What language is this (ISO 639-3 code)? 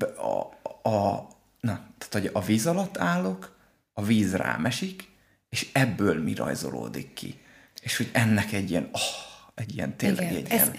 hun